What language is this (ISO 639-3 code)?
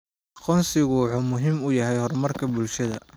som